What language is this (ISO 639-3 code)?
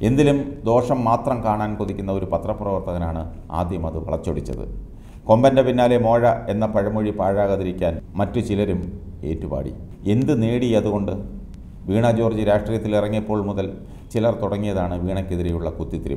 tha